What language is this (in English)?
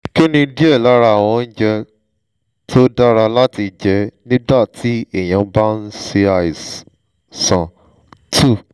Yoruba